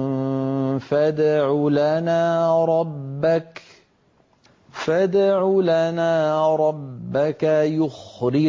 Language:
Arabic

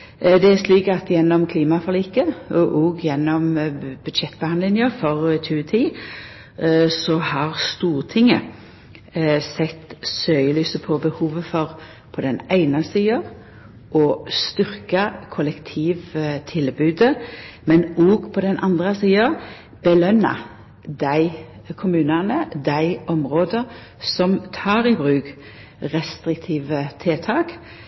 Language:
Norwegian Nynorsk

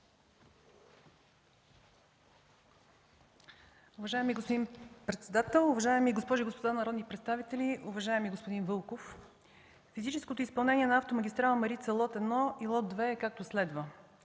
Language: Bulgarian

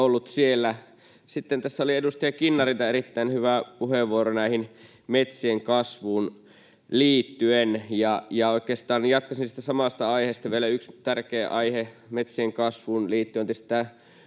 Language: Finnish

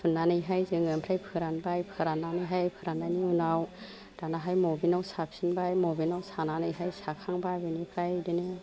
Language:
Bodo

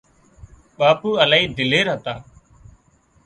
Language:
Wadiyara Koli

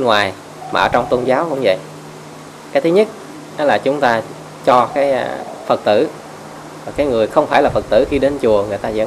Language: Vietnamese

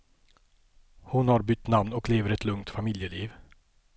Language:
Swedish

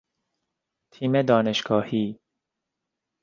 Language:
Persian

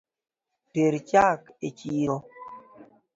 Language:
Luo (Kenya and Tanzania)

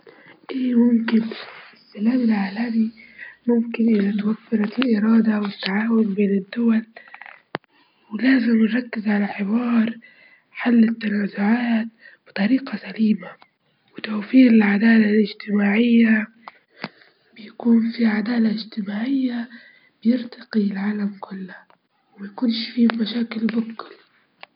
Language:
Libyan Arabic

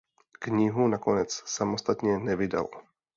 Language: Czech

